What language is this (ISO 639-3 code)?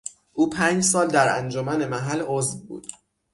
fas